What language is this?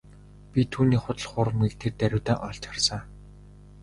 Mongolian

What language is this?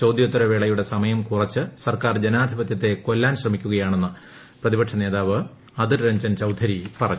Malayalam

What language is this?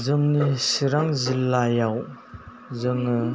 Bodo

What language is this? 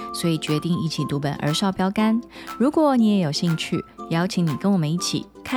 Chinese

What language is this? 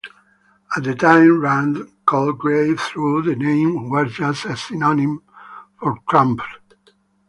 English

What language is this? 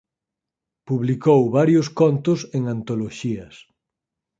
Galician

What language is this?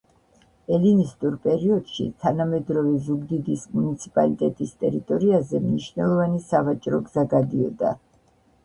Georgian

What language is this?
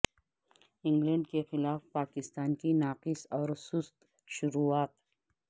Urdu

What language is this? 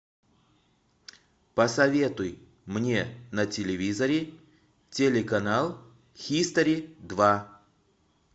Russian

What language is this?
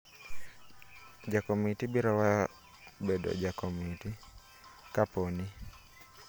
Luo (Kenya and Tanzania)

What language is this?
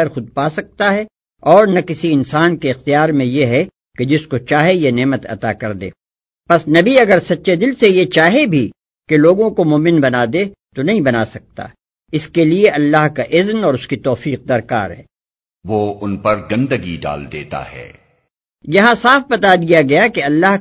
Urdu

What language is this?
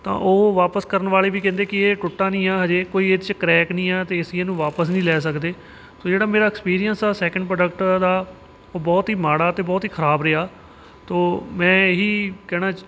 Punjabi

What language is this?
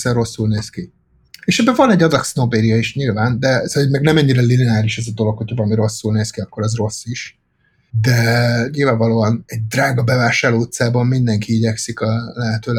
Hungarian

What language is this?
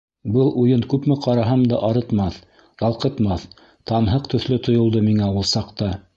Bashkir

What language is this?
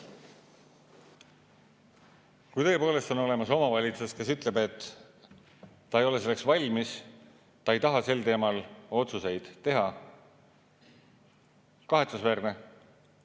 Estonian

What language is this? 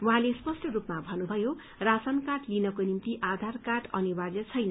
Nepali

